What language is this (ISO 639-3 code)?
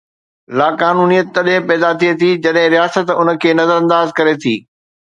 snd